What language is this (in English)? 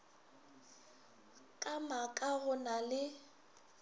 Northern Sotho